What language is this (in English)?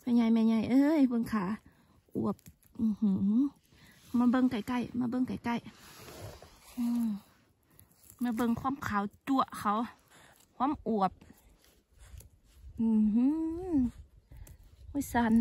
Thai